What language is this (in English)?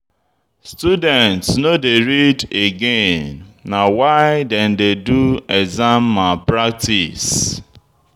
Nigerian Pidgin